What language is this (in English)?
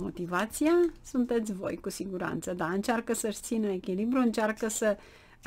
Romanian